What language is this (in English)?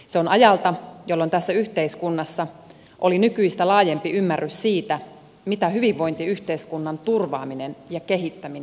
Finnish